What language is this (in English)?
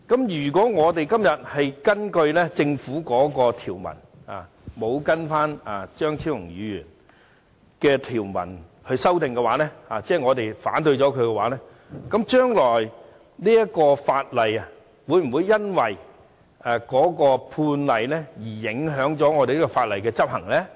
Cantonese